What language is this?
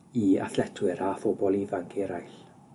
Welsh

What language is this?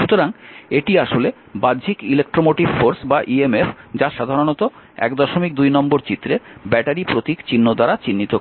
Bangla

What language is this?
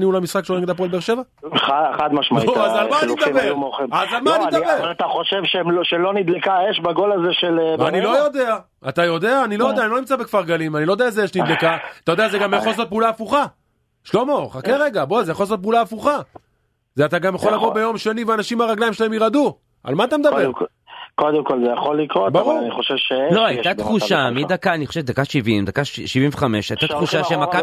Hebrew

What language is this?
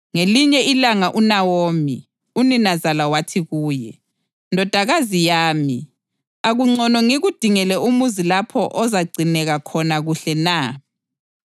North Ndebele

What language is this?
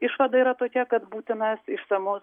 Lithuanian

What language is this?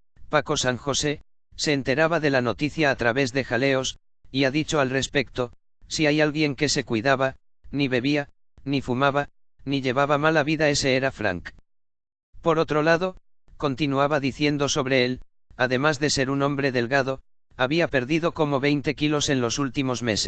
Spanish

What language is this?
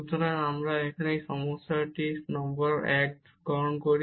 Bangla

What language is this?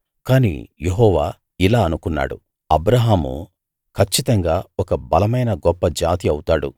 Telugu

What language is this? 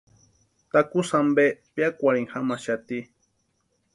Western Highland Purepecha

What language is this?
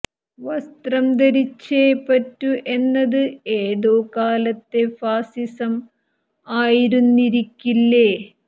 Malayalam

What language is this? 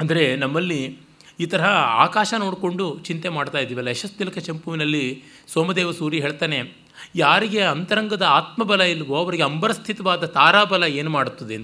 Kannada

